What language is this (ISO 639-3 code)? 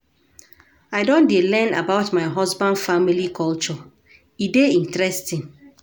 pcm